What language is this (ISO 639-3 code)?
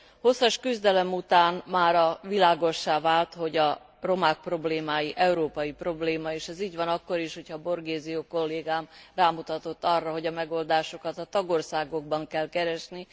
hun